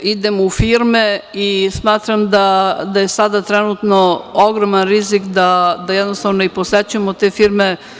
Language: Serbian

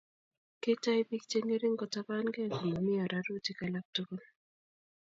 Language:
Kalenjin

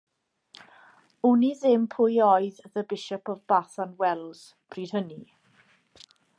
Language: Welsh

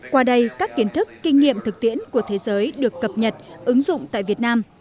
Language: Vietnamese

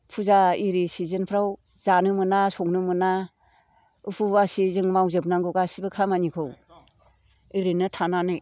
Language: Bodo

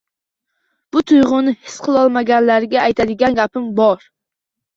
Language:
Uzbek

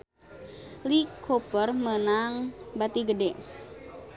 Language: Sundanese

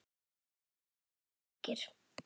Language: Icelandic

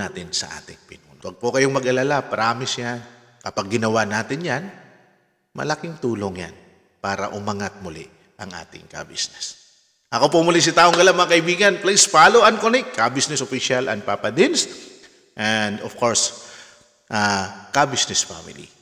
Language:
Filipino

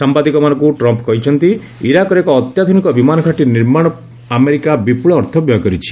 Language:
Odia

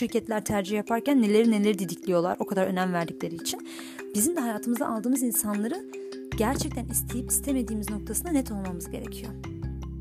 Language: Turkish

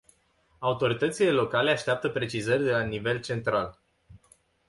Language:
Romanian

